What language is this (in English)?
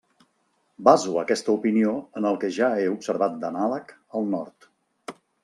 Catalan